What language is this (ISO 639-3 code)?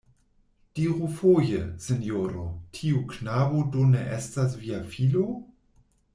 epo